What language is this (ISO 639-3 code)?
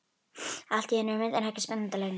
isl